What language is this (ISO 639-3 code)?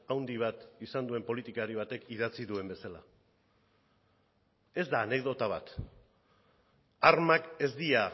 eus